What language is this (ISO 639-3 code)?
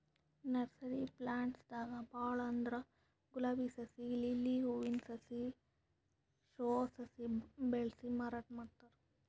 kan